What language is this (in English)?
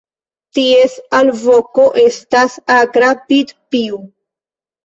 Esperanto